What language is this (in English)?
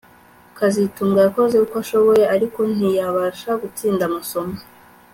Kinyarwanda